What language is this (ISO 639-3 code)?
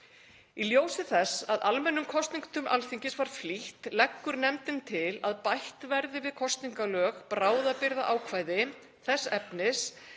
isl